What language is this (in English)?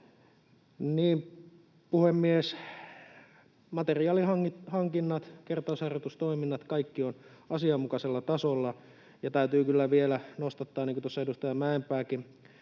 Finnish